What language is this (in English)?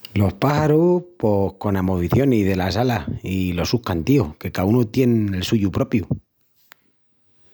Extremaduran